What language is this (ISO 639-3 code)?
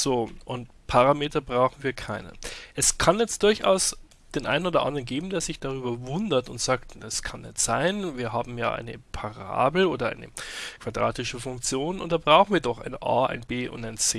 deu